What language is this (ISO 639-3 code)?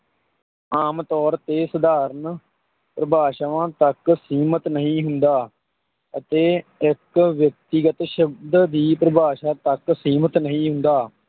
pan